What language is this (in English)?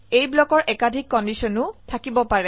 Assamese